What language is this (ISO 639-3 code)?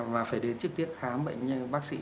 vie